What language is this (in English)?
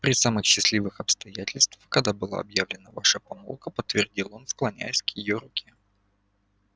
Russian